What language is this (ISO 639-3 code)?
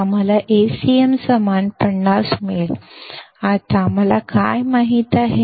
mar